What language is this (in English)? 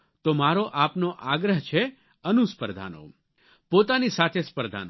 Gujarati